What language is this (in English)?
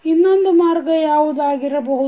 Kannada